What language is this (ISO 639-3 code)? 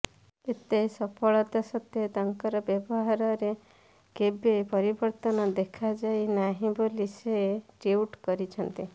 ori